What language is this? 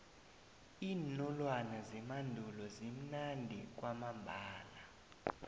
South Ndebele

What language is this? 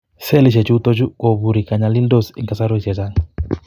Kalenjin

